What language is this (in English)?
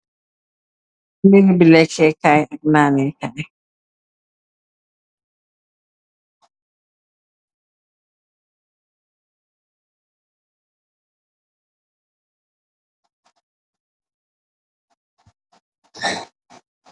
Wolof